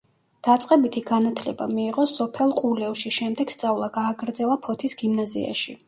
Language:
Georgian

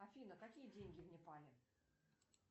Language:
Russian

